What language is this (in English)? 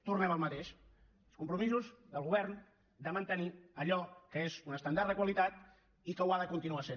Catalan